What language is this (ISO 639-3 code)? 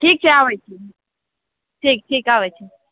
mai